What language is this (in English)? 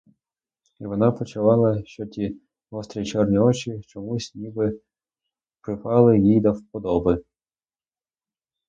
Ukrainian